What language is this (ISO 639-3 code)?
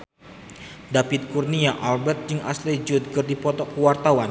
sun